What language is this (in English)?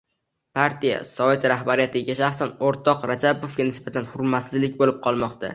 Uzbek